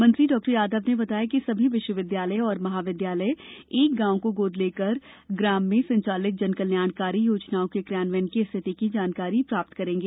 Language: Hindi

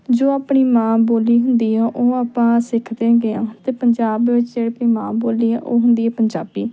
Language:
Punjabi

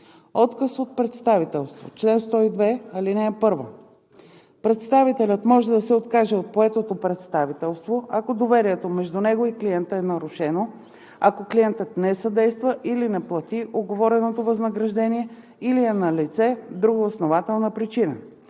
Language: Bulgarian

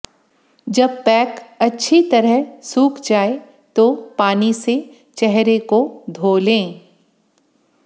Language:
Hindi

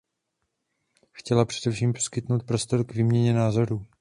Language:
Czech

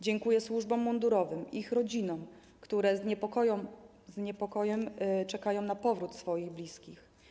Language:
Polish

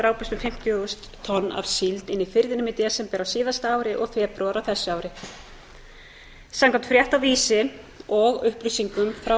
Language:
Icelandic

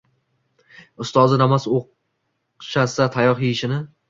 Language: Uzbek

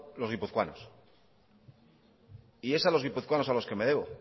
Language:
Spanish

